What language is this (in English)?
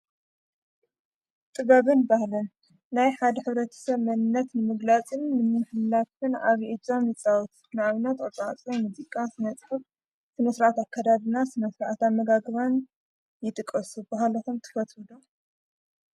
Tigrinya